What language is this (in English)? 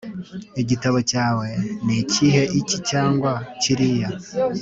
Kinyarwanda